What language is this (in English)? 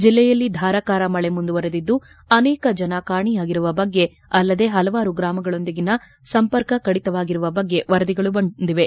Kannada